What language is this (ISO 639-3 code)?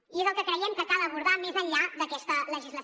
cat